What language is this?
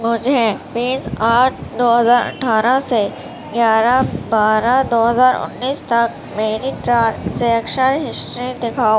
Urdu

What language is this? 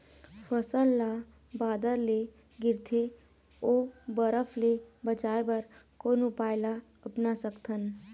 Chhattisgarhi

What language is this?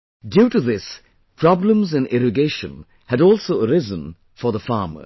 English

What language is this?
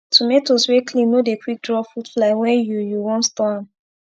Nigerian Pidgin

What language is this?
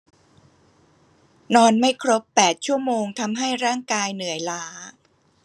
Thai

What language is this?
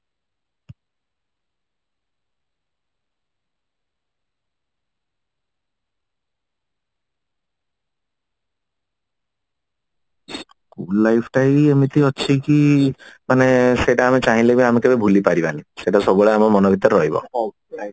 Odia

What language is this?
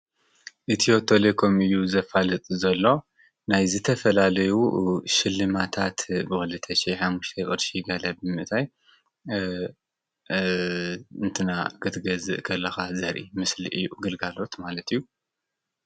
Tigrinya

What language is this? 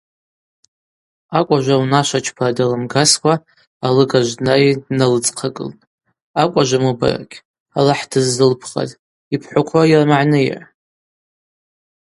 Abaza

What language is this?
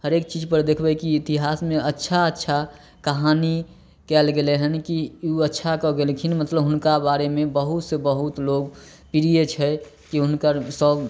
Maithili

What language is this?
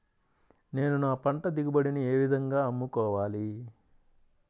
Telugu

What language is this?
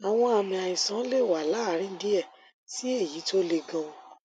Yoruba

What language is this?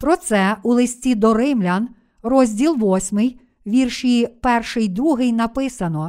Ukrainian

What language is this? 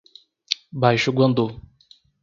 Portuguese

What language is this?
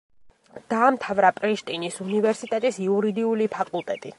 Georgian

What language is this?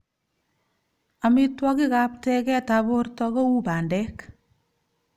Kalenjin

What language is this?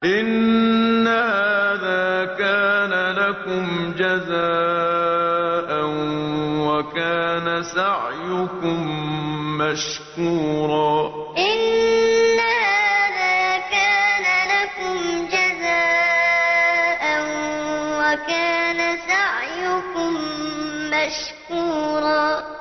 Arabic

